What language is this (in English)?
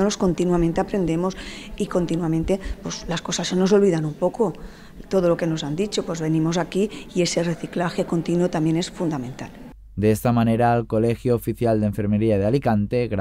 Spanish